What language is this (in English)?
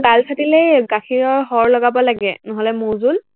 Assamese